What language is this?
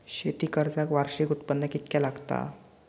Marathi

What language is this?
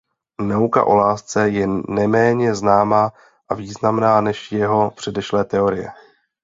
Czech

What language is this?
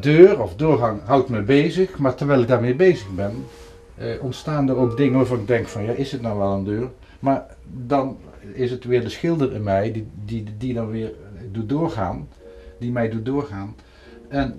Dutch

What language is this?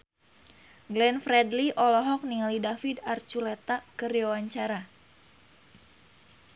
Sundanese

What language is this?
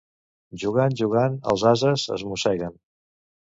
Catalan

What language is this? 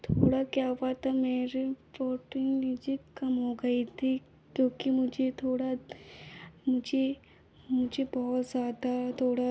Hindi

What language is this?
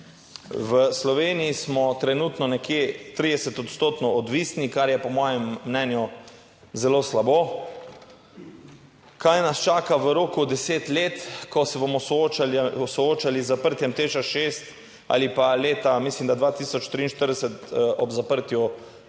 Slovenian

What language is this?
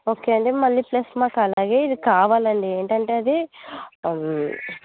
Telugu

